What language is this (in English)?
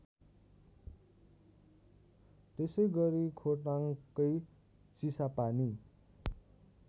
Nepali